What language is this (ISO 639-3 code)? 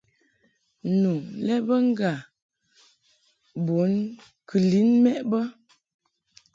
mhk